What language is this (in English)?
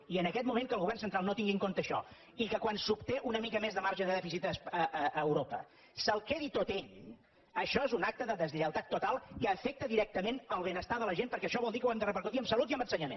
Catalan